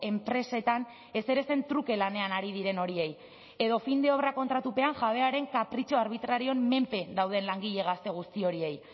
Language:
Basque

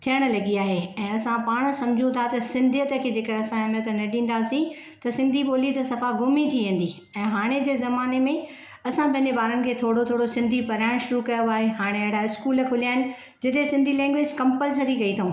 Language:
Sindhi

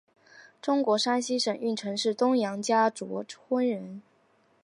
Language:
Chinese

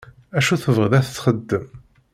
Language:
Kabyle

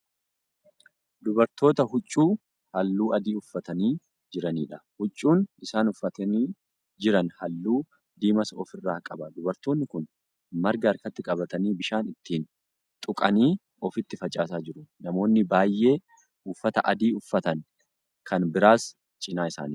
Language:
Oromo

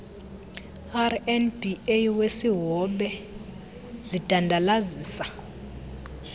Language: Xhosa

